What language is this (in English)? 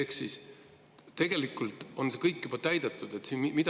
Estonian